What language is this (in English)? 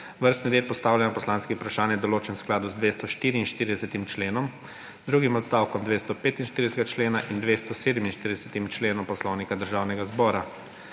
Slovenian